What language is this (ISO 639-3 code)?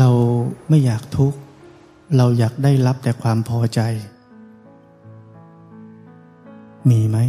tha